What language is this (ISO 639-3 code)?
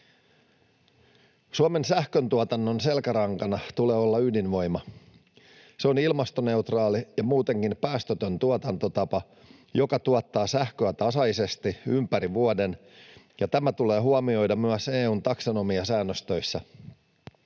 fin